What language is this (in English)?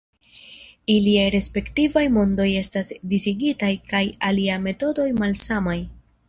Esperanto